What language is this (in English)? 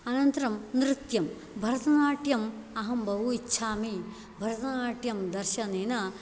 Sanskrit